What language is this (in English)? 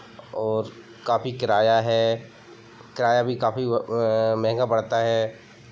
Hindi